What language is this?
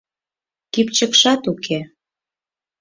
Mari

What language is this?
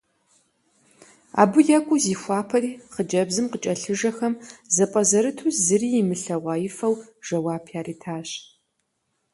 Kabardian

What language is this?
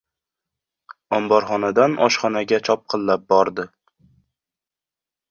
Uzbek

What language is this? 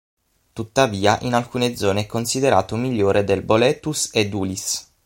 Italian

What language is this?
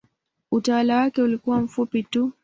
Swahili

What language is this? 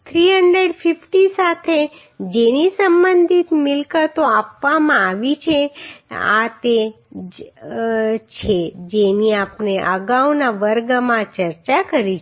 Gujarati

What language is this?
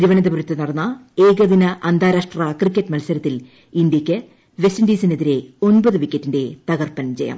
Malayalam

